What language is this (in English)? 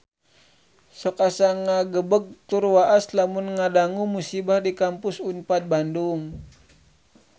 Sundanese